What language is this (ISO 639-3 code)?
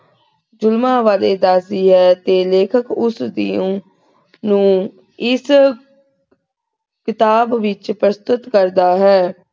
pan